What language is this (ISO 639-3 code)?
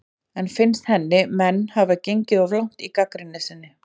isl